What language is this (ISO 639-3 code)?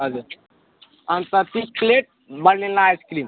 nep